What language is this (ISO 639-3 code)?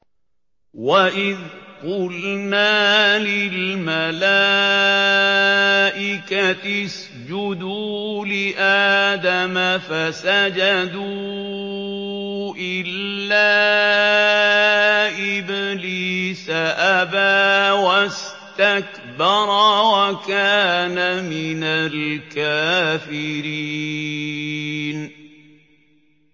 ara